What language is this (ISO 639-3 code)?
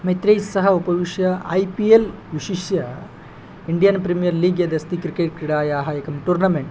san